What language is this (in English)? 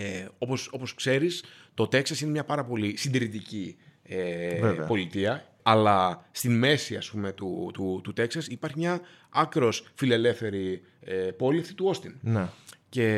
Greek